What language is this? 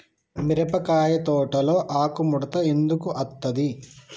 Telugu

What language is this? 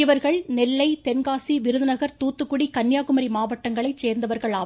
Tamil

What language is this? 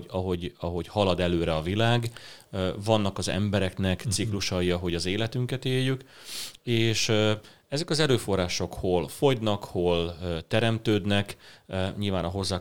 Hungarian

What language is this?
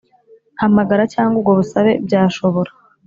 Kinyarwanda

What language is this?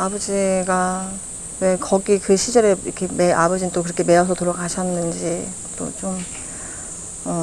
Korean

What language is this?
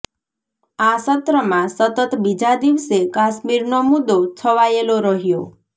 Gujarati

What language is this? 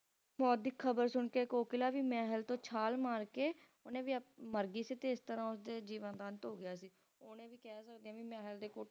Punjabi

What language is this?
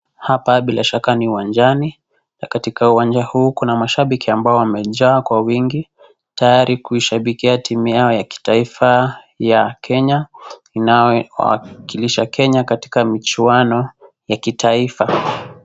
Swahili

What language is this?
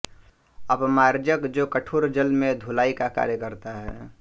Hindi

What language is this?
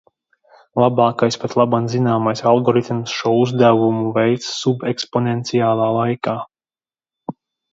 Latvian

